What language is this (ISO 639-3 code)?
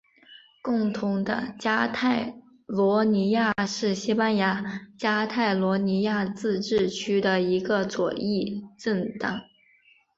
zho